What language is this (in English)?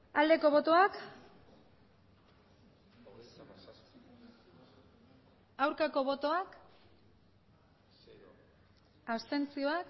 Basque